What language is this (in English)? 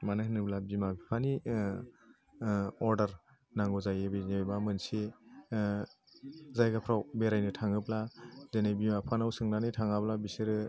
Bodo